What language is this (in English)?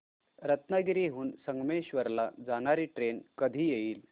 Marathi